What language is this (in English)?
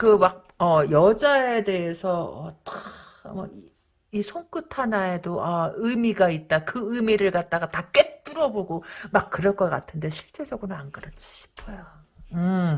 Korean